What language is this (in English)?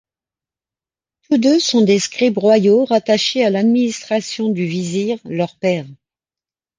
French